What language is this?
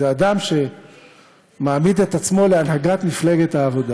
Hebrew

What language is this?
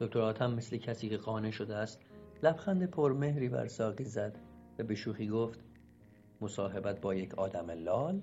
Persian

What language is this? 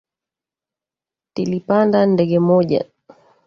Swahili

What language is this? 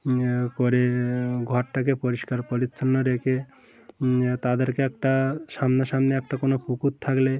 Bangla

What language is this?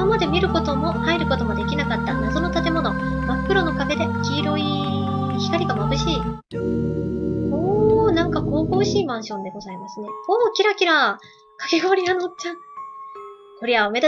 Japanese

